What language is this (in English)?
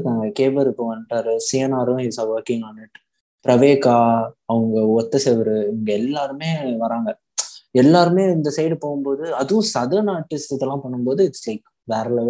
Tamil